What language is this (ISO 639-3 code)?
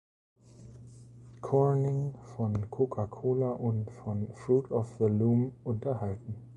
deu